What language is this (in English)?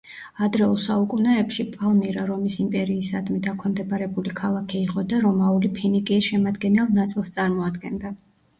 Georgian